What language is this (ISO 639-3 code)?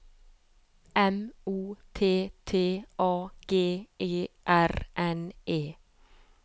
nor